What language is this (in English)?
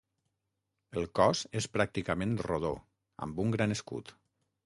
Catalan